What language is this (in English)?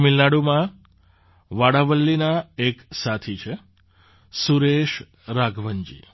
Gujarati